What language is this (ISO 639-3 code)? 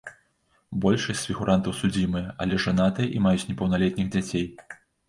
bel